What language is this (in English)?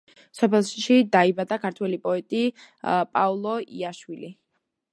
Georgian